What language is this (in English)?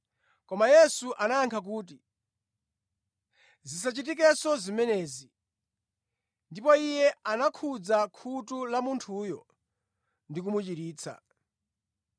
Nyanja